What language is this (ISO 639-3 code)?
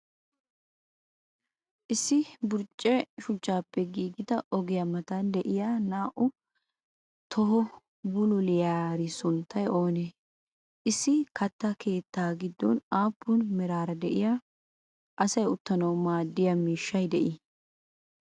wal